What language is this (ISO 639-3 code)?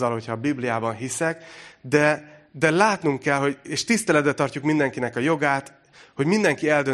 hun